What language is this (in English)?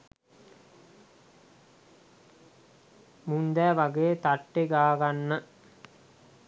Sinhala